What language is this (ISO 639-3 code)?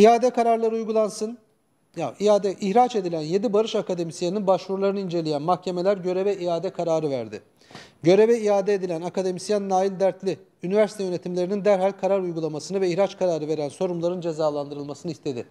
tur